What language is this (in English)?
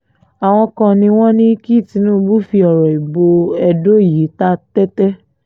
Yoruba